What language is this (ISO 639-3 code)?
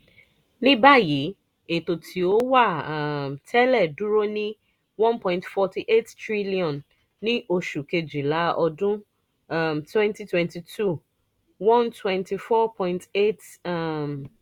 yor